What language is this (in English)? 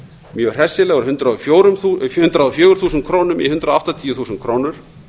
Icelandic